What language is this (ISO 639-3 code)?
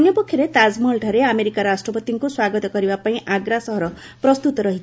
ori